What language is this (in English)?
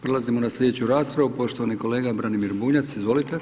Croatian